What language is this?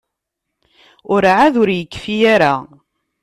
Kabyle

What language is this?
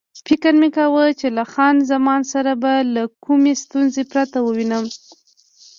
Pashto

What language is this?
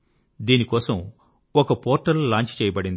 Telugu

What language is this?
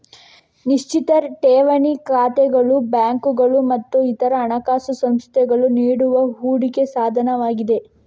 Kannada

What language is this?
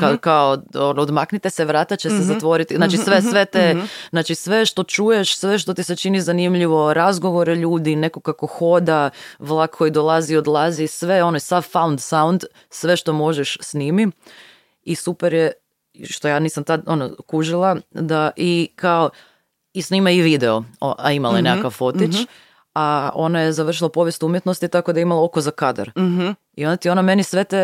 Croatian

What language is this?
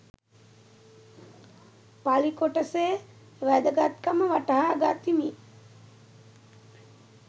Sinhala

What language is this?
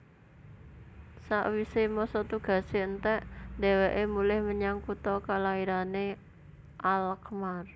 Javanese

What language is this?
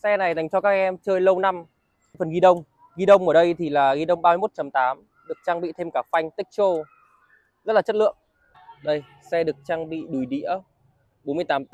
Vietnamese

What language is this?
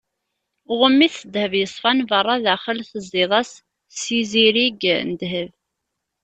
Kabyle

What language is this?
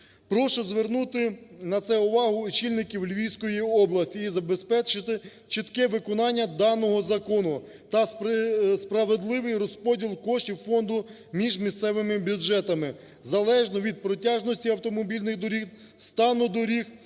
Ukrainian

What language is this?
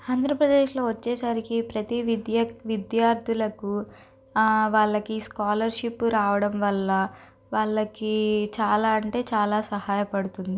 Telugu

